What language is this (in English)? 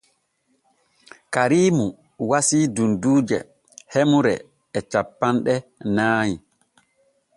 Borgu Fulfulde